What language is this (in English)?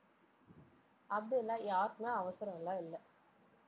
Tamil